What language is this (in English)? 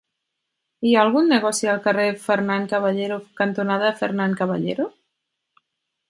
Catalan